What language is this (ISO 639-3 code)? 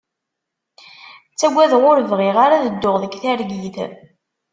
kab